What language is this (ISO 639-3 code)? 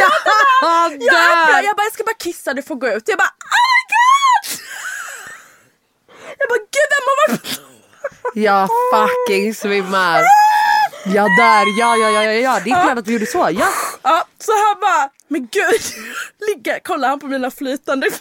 swe